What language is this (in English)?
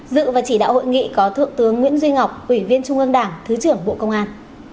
Vietnamese